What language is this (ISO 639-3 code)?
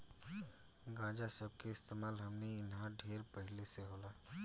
bho